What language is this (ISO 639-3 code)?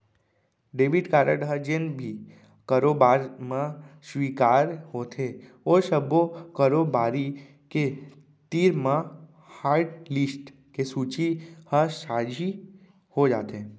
hne